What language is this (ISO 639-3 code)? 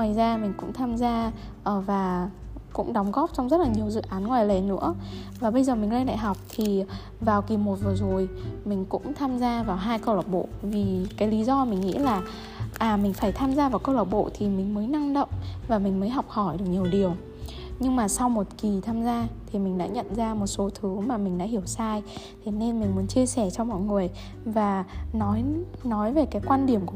vie